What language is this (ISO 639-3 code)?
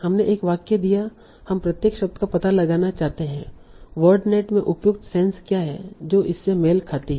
hin